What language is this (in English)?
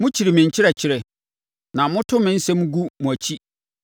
Akan